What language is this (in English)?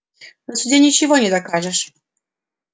Russian